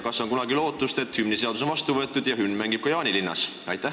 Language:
Estonian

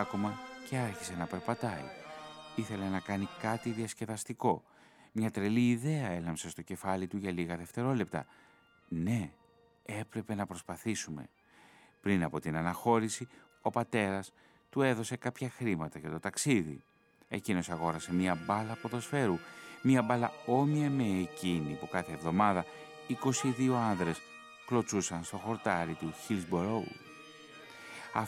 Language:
Greek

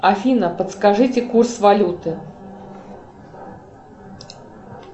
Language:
Russian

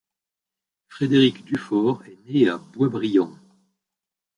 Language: French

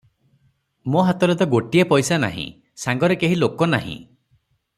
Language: Odia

